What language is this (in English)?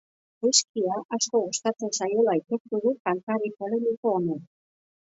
Basque